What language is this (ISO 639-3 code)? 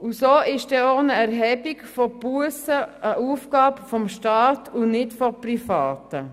gsw